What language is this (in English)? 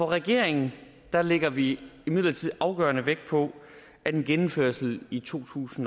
Danish